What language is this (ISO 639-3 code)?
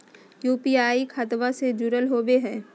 mag